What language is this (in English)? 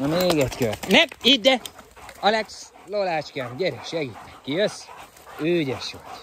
Hungarian